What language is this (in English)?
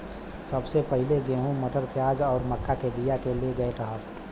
Bhojpuri